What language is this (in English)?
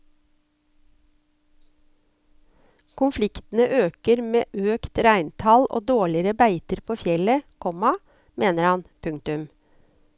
Norwegian